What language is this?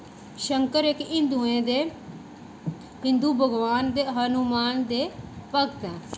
Dogri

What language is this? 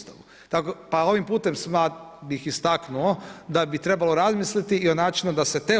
Croatian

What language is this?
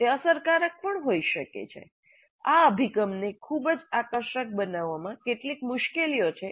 Gujarati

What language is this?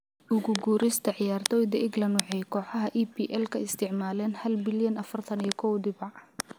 Somali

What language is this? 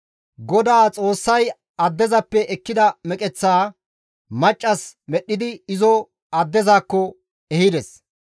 Gamo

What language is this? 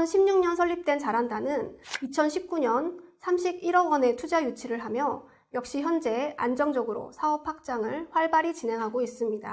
Korean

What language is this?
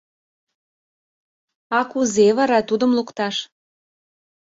Mari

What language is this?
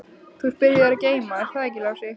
Icelandic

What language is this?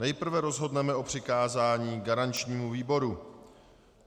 Czech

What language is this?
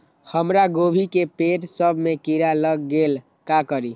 Magahi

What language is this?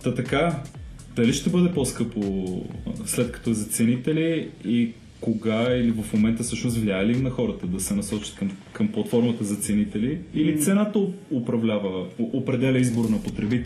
Bulgarian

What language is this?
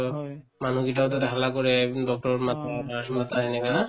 Assamese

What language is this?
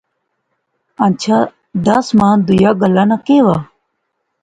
Pahari-Potwari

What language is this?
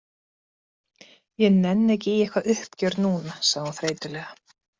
Icelandic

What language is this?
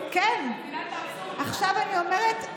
Hebrew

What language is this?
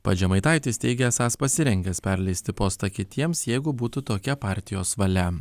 Lithuanian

